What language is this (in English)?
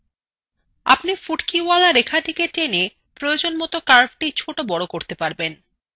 Bangla